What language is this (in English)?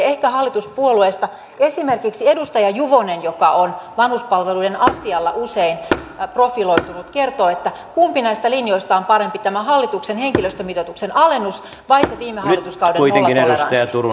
Finnish